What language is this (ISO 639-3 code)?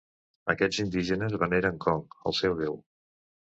cat